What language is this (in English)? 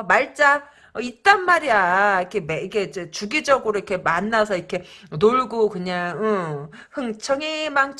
Korean